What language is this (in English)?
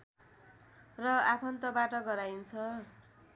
Nepali